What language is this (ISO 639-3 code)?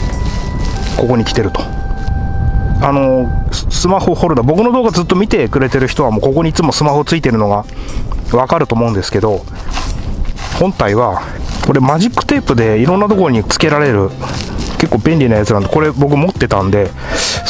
jpn